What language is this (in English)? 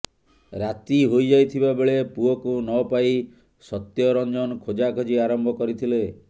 Odia